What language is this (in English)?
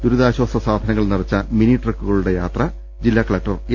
Malayalam